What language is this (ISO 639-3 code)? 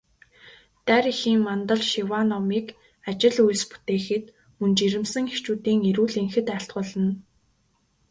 mon